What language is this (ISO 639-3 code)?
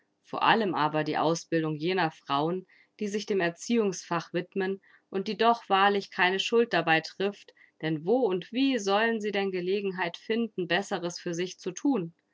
deu